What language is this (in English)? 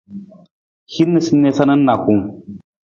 Nawdm